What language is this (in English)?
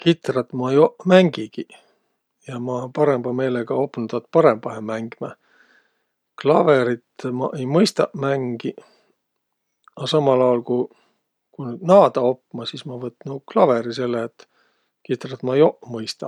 Võro